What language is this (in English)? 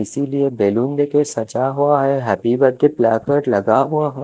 Hindi